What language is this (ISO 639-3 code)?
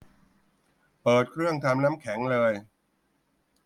tha